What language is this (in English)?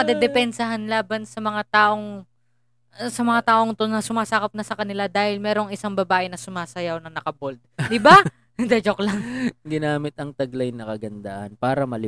Filipino